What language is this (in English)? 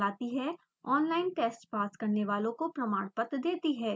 Hindi